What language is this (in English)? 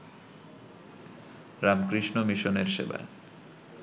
Bangla